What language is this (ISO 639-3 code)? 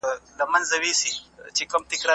pus